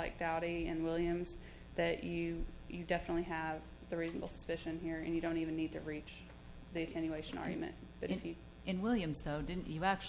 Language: English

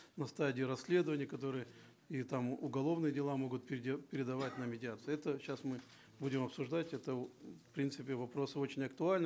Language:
Kazakh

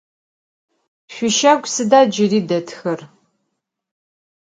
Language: Adyghe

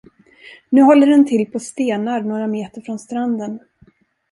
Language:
Swedish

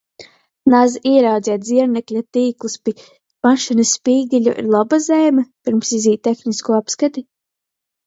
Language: Latgalian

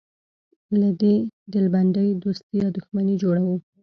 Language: Pashto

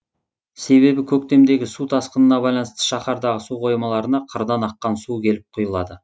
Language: Kazakh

